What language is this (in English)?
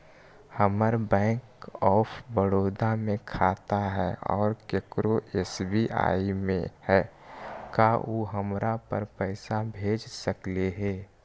Magahi